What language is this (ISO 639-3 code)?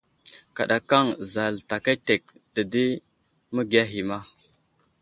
udl